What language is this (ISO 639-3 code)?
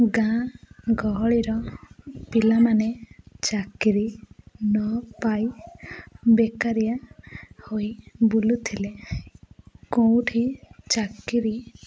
ori